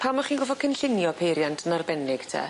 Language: Welsh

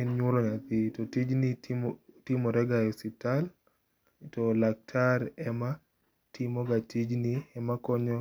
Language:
Luo (Kenya and Tanzania)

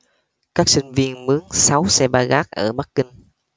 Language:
Vietnamese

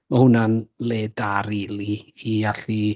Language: Welsh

